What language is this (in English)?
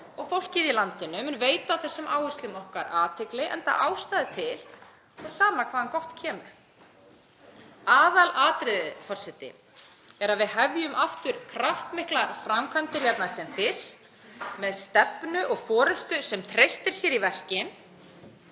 Icelandic